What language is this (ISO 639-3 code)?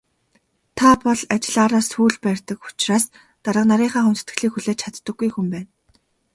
mon